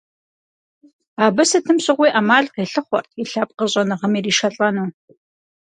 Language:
Kabardian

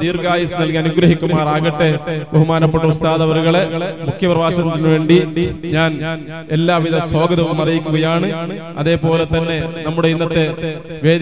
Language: Malayalam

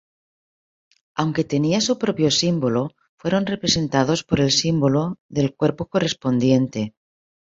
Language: Spanish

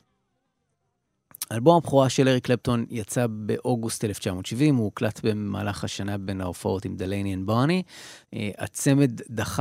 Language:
Hebrew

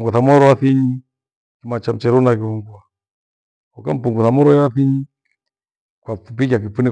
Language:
Gweno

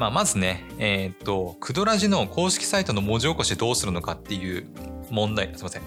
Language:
Japanese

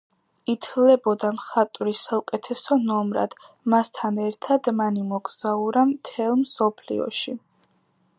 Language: Georgian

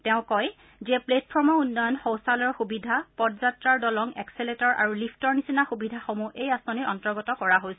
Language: Assamese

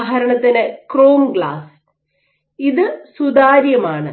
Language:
Malayalam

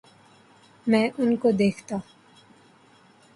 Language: Urdu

